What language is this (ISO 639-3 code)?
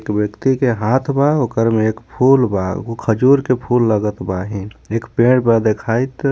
bho